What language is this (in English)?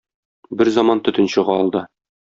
Tatar